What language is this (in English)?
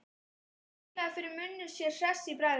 Icelandic